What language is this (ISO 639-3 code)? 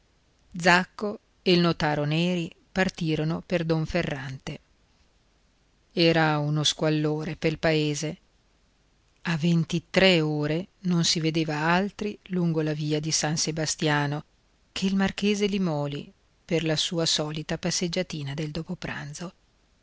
ita